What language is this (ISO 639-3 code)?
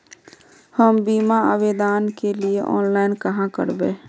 mag